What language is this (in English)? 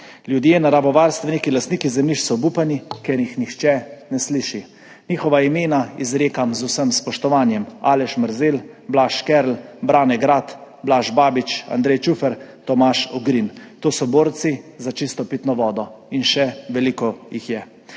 Slovenian